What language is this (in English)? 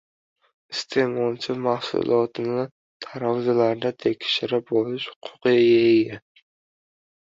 Uzbek